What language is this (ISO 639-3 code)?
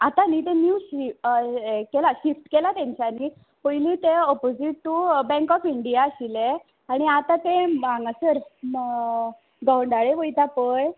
kok